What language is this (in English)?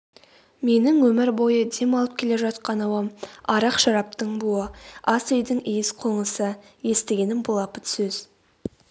Kazakh